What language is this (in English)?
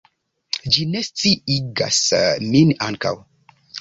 Esperanto